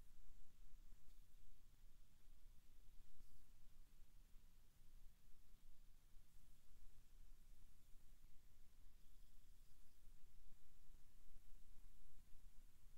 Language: Malay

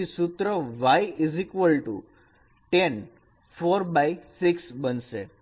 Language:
Gujarati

